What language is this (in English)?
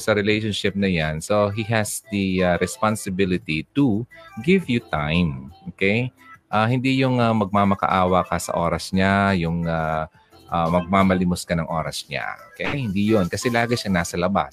Filipino